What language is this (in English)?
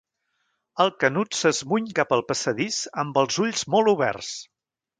Catalan